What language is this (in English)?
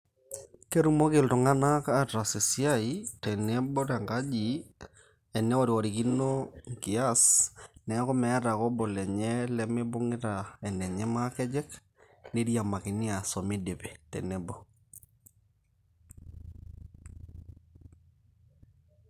Masai